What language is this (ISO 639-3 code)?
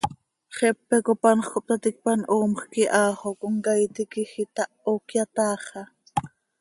sei